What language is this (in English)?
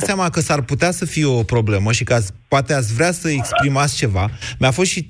Romanian